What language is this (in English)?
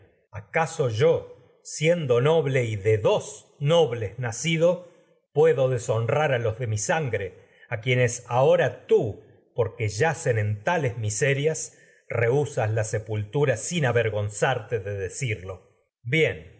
Spanish